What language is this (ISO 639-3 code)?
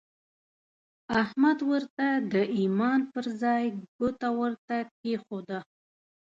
pus